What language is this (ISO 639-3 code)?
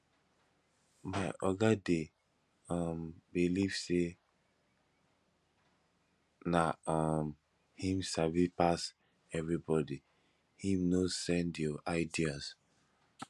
pcm